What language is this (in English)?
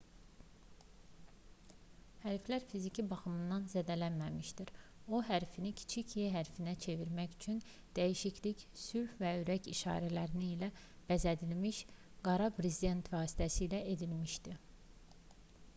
Azerbaijani